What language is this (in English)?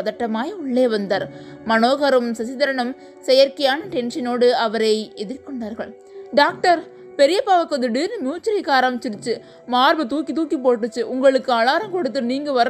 Tamil